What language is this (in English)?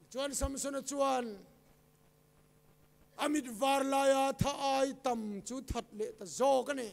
Thai